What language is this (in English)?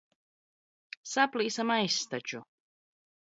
Latvian